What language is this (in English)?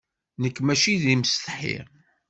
Kabyle